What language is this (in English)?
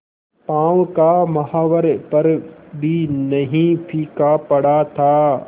Hindi